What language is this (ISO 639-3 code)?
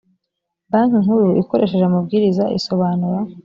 kin